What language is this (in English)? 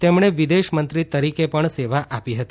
Gujarati